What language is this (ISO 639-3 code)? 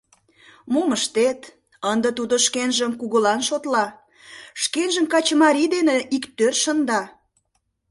chm